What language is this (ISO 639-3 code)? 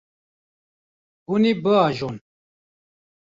kur